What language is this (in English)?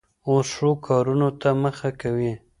Pashto